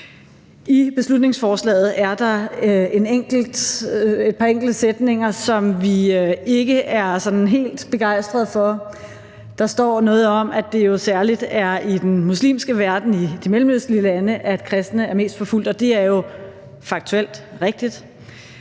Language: Danish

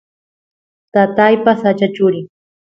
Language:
Santiago del Estero Quichua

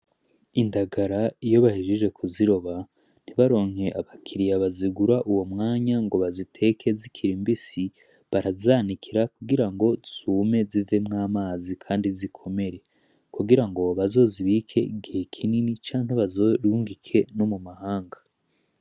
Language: Rundi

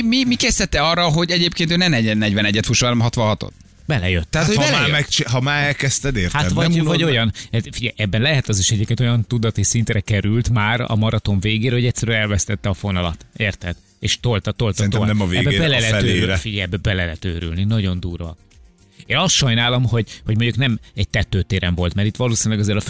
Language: Hungarian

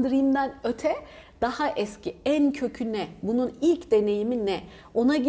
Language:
Turkish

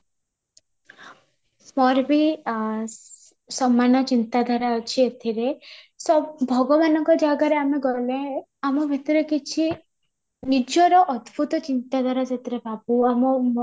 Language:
Odia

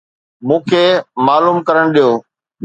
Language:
Sindhi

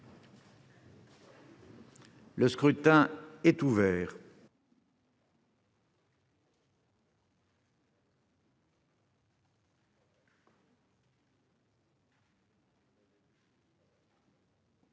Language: French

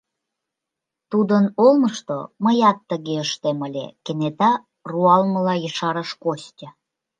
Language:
Mari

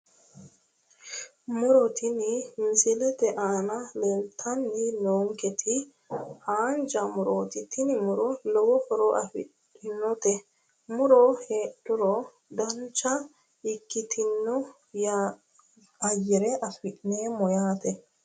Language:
Sidamo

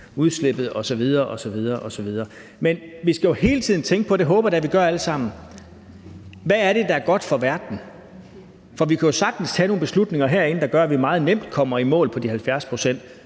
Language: Danish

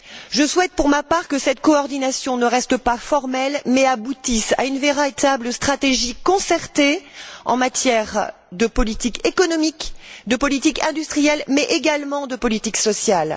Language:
French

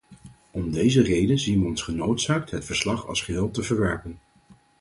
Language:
Dutch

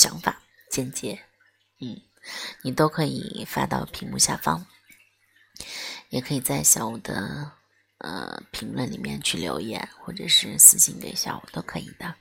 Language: Chinese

